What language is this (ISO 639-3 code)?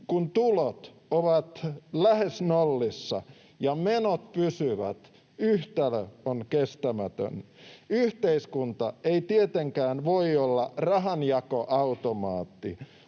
fin